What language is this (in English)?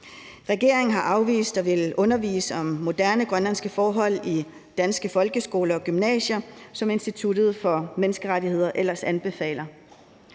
Danish